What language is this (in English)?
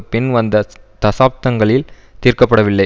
Tamil